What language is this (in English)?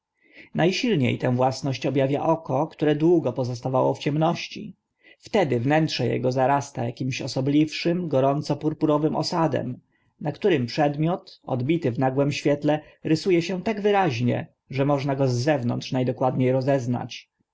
Polish